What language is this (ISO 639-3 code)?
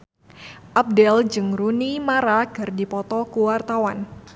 sun